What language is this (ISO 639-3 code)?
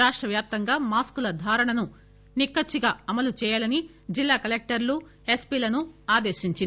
tel